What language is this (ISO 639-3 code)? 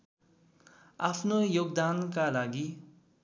nep